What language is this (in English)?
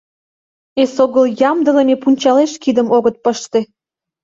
Mari